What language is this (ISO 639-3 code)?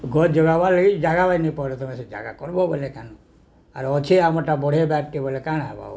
ori